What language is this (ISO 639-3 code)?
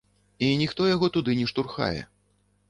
bel